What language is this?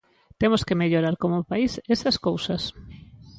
Galician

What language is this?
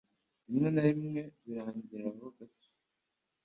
Kinyarwanda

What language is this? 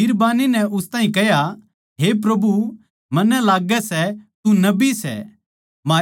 Haryanvi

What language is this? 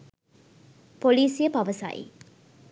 Sinhala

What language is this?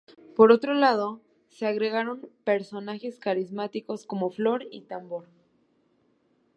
Spanish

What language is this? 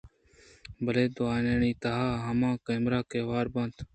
Eastern Balochi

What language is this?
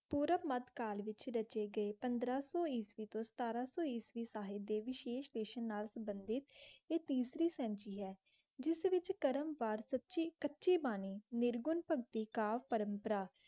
Punjabi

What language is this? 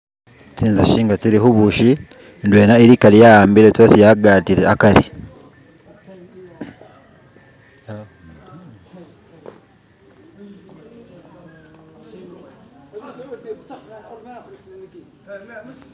Masaaba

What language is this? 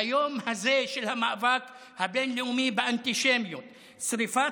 Hebrew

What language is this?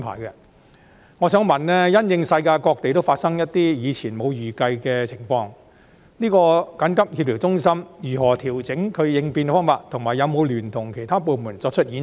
Cantonese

